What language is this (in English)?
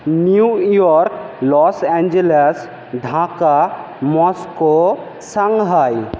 Bangla